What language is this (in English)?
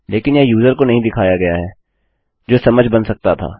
Hindi